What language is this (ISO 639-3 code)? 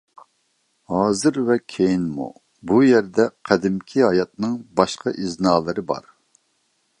uig